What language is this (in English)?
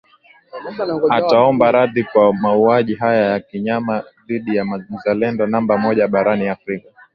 Swahili